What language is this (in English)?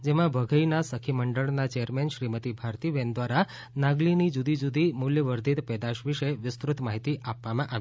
Gujarati